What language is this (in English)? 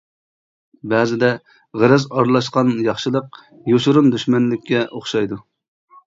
Uyghur